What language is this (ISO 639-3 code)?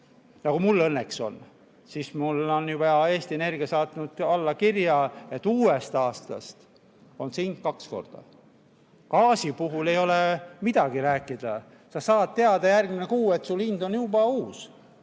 est